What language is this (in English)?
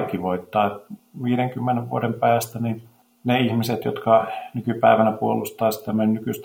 Finnish